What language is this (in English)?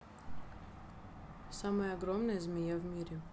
Russian